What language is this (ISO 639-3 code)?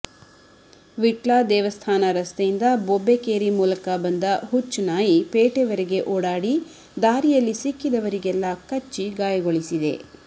kan